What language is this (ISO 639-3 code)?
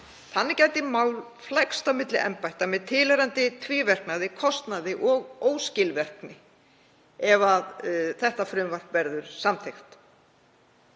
isl